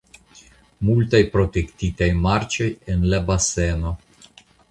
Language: Esperanto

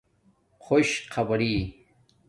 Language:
Domaaki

